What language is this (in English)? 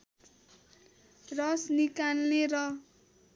Nepali